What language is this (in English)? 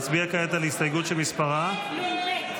Hebrew